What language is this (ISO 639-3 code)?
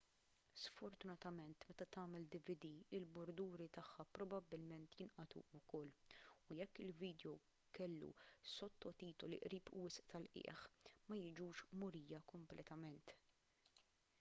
mlt